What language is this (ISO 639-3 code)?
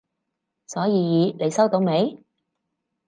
yue